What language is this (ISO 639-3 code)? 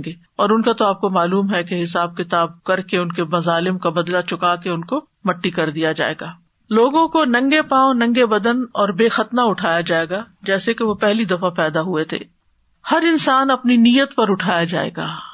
urd